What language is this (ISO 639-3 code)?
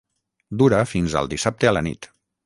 cat